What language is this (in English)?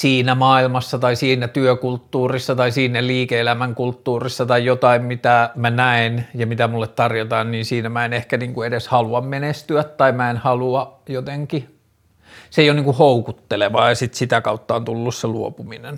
Finnish